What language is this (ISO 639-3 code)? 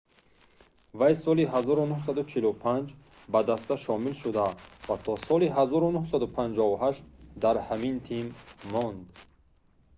tgk